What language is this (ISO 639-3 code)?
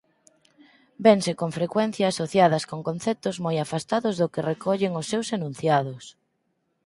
glg